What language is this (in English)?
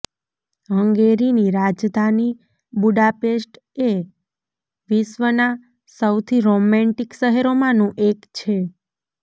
Gujarati